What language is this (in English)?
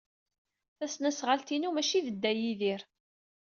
Kabyle